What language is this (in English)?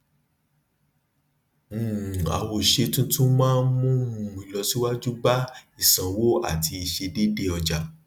Yoruba